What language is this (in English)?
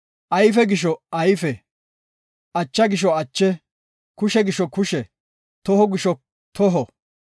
Gofa